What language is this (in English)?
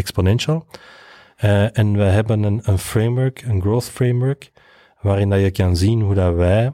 Dutch